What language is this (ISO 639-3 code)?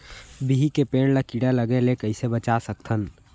hne